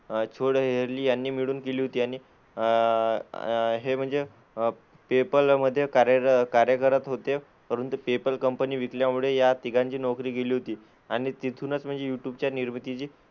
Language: Marathi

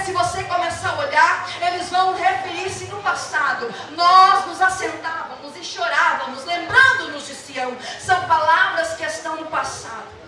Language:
Portuguese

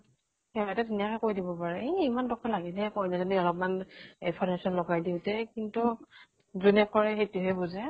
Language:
Assamese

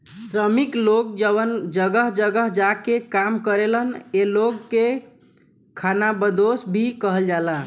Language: Bhojpuri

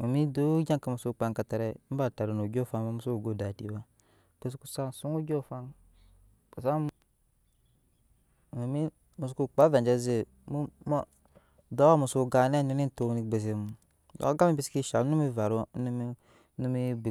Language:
Nyankpa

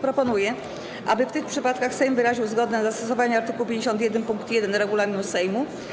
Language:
Polish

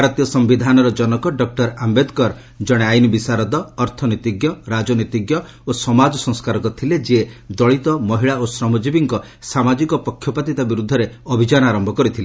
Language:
Odia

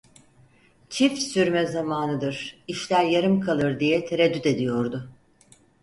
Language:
Turkish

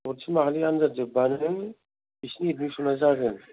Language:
Bodo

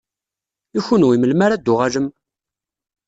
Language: Kabyle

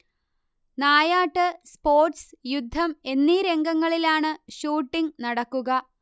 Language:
Malayalam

